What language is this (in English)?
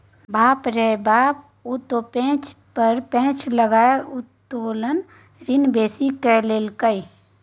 Maithili